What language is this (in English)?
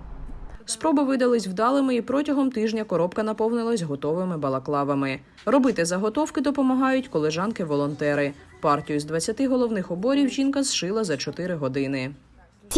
Ukrainian